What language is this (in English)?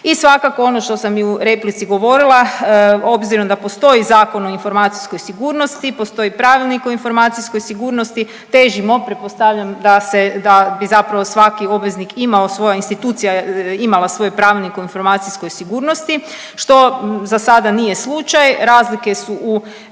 Croatian